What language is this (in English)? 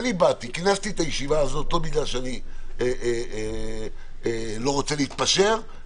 Hebrew